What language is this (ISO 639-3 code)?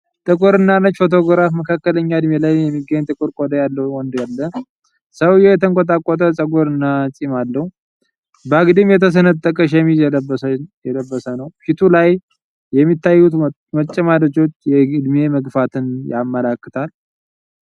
amh